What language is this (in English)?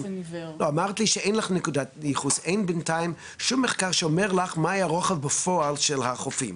Hebrew